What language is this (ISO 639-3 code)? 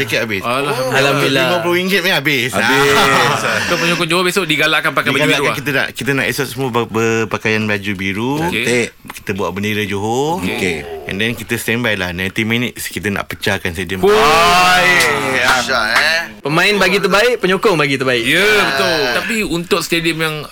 msa